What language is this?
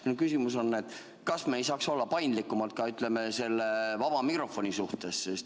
Estonian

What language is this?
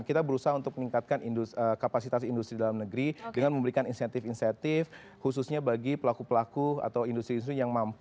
Indonesian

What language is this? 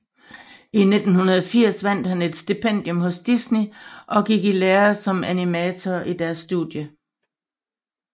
Danish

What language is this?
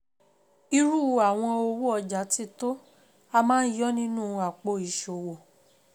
Yoruba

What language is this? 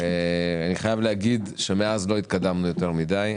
Hebrew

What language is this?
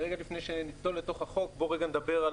Hebrew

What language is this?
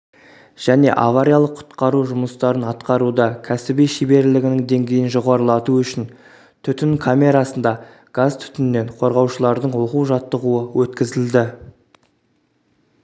Kazakh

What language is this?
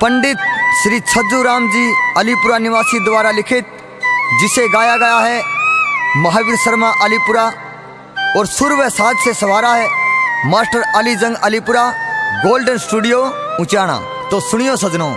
Hindi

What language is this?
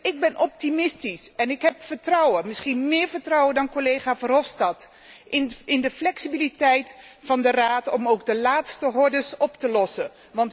Dutch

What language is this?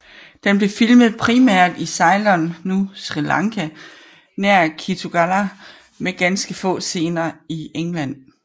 Danish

